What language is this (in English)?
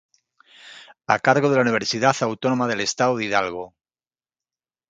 Spanish